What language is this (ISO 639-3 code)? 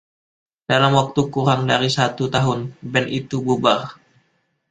ind